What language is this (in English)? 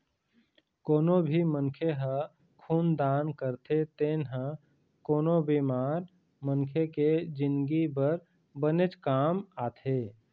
Chhattisgarhi